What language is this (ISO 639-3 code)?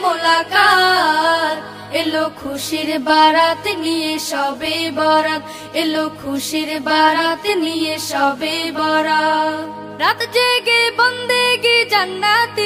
hin